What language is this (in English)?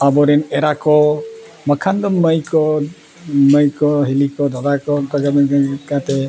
Santali